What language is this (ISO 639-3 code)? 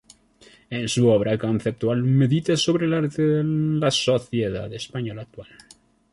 spa